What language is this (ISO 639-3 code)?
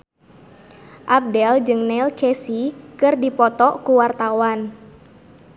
sun